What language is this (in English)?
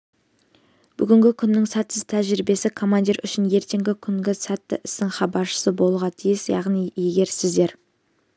Kazakh